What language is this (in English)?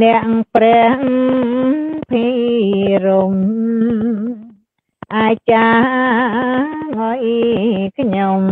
Thai